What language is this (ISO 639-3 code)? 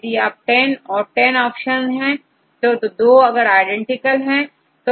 hin